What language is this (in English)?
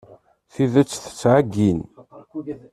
Kabyle